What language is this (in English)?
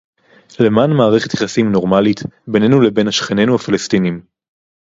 Hebrew